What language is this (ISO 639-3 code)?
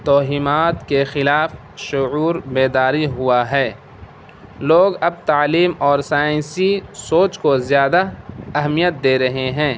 urd